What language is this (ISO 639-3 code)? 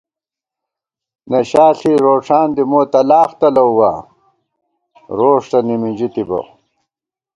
gwt